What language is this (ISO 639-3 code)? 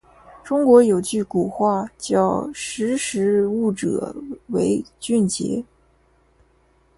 zho